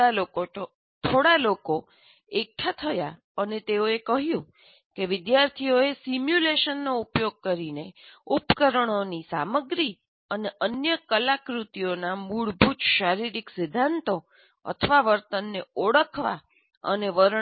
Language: Gujarati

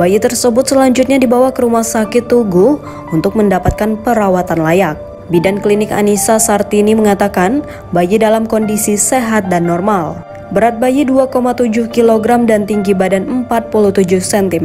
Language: Indonesian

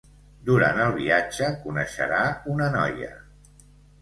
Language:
Catalan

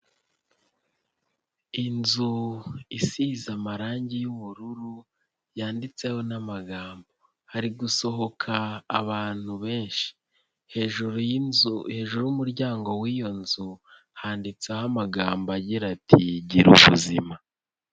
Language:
Kinyarwanda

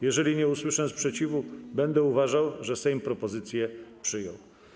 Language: Polish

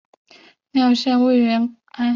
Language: Chinese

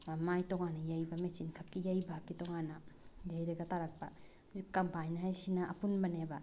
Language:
Manipuri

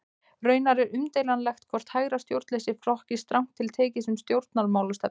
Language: Icelandic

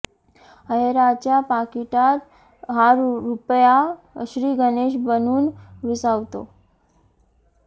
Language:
Marathi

